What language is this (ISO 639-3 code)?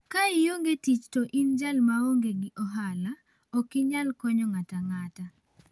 luo